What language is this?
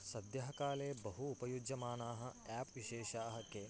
Sanskrit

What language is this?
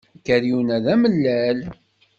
Kabyle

